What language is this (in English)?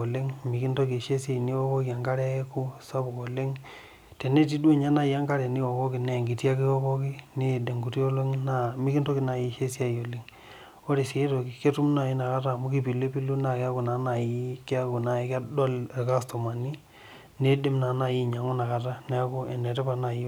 Masai